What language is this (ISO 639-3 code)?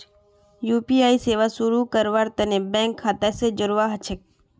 mag